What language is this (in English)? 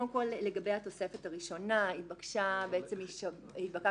Hebrew